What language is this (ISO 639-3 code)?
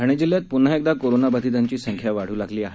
mar